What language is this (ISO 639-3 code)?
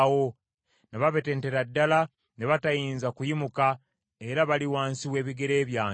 lug